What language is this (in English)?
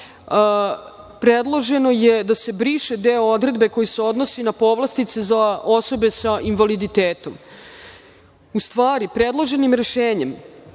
Serbian